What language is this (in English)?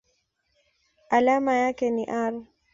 Swahili